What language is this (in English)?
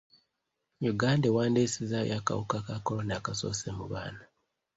Ganda